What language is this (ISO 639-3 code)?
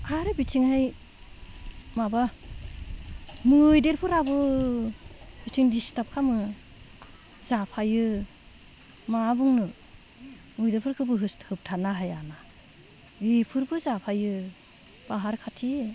brx